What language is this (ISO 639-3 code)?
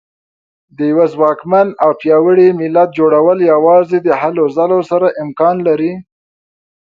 pus